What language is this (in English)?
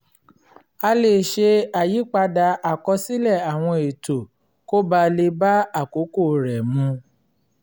Yoruba